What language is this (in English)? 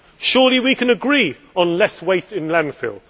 English